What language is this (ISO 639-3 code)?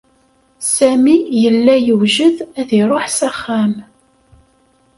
kab